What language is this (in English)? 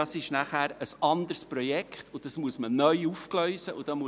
Swiss German